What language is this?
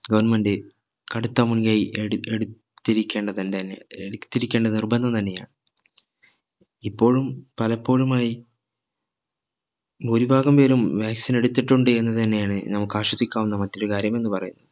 Malayalam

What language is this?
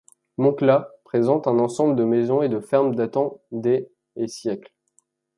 French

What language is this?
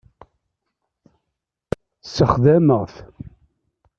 Kabyle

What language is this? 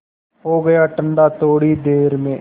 Hindi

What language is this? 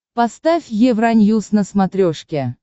Russian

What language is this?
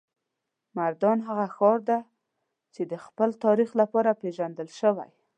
Pashto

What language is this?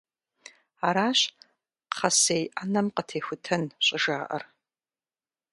Kabardian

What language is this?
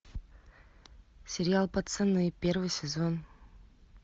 Russian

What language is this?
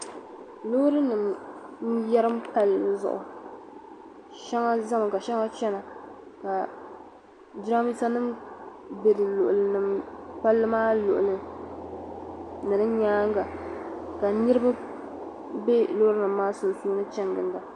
Dagbani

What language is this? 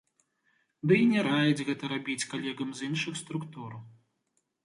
Belarusian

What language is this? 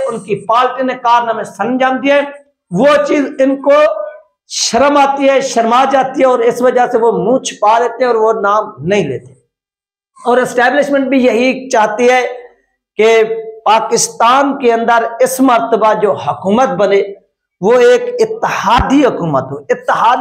Hindi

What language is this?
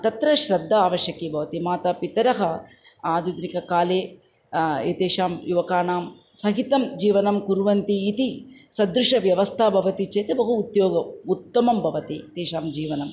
Sanskrit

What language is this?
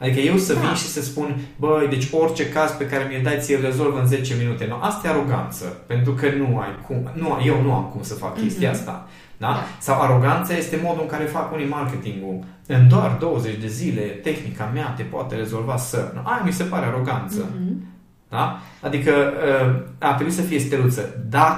Romanian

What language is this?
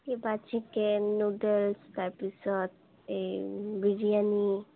Assamese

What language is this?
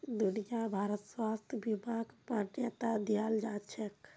Magahi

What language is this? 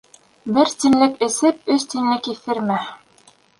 Bashkir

